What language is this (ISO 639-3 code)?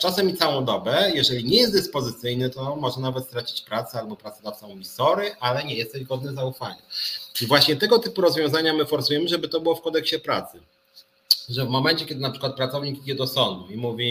pol